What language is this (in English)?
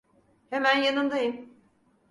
Turkish